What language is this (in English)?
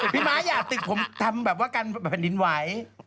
Thai